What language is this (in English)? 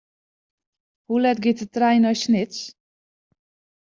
Western Frisian